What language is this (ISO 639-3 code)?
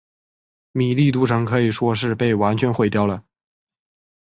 zho